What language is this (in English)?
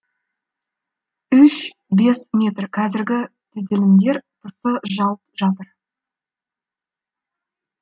Kazakh